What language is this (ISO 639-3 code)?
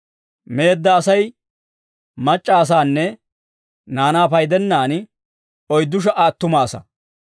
dwr